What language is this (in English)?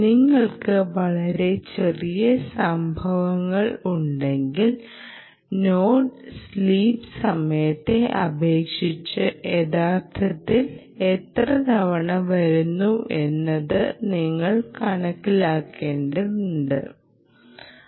Malayalam